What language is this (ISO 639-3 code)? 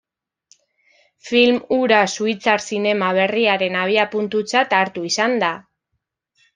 eus